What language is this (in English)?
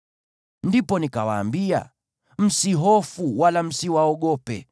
Swahili